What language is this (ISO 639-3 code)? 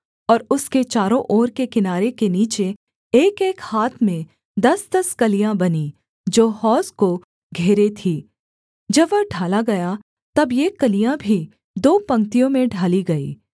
hin